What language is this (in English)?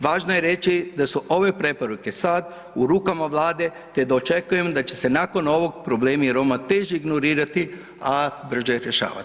Croatian